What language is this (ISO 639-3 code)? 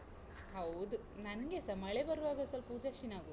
kan